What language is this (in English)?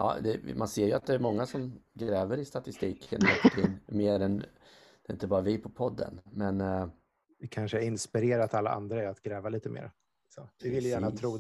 Swedish